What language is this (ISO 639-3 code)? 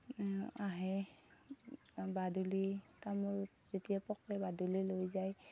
asm